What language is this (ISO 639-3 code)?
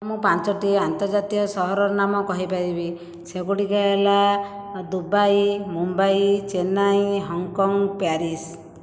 ori